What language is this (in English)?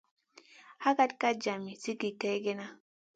Masana